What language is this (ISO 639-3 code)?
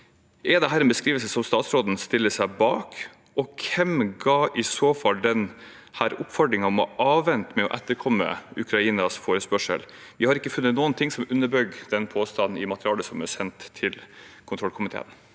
nor